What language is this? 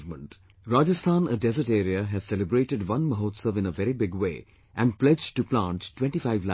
English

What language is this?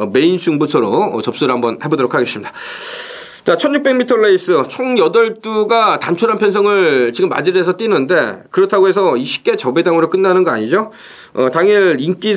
Korean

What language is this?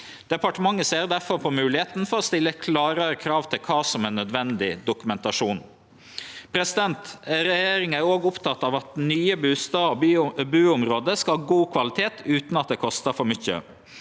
Norwegian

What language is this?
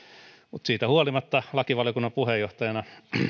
Finnish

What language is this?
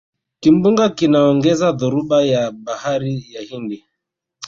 Swahili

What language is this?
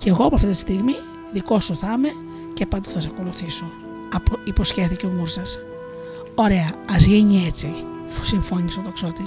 Greek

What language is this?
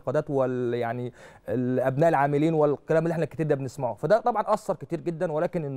Arabic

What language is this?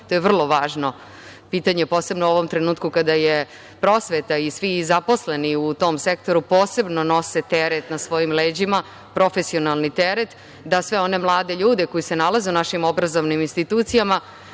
Serbian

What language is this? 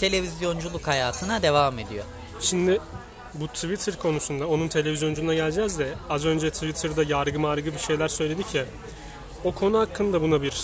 Turkish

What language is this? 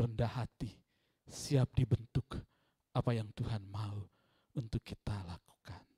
Indonesian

